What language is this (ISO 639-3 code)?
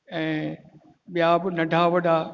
snd